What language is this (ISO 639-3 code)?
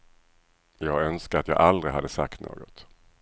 swe